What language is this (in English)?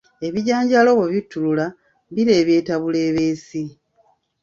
Ganda